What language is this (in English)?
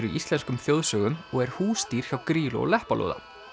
Icelandic